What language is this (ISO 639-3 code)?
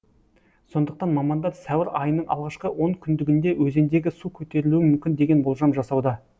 kaz